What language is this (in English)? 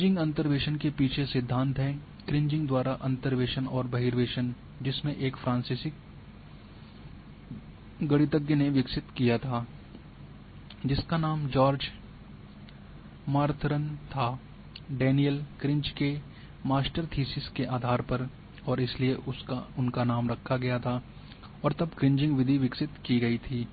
Hindi